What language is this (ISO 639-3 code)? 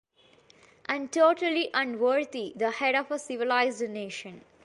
eng